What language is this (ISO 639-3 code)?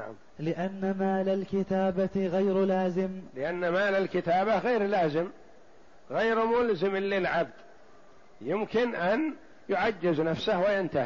ara